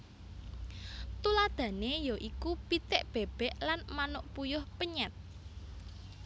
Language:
Javanese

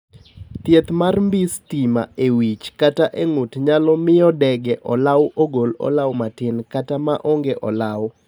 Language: Luo (Kenya and Tanzania)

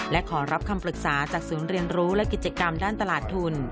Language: Thai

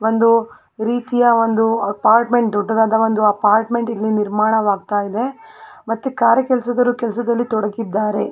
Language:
Kannada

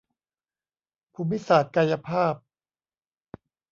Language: Thai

